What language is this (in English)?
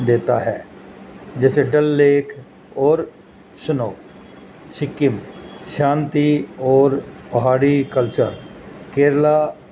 Urdu